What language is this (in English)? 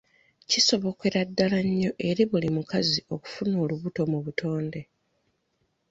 Ganda